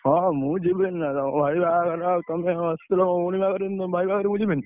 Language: Odia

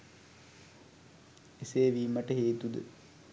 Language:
Sinhala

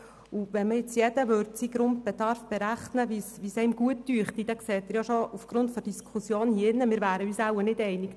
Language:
Swiss German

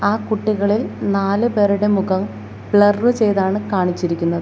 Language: Malayalam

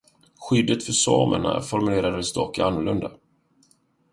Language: Swedish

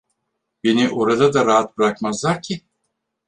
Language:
Turkish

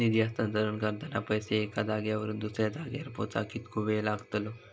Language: Marathi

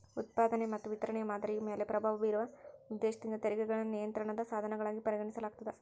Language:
Kannada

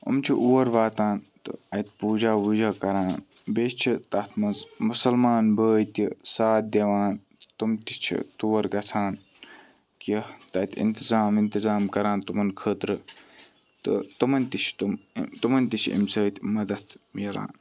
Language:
Kashmiri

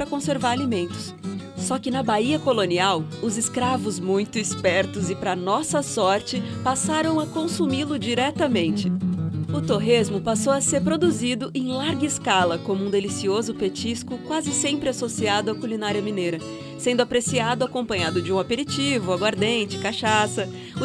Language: Portuguese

